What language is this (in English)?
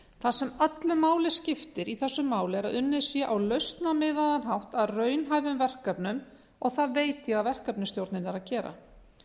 Icelandic